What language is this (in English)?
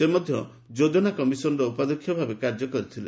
Odia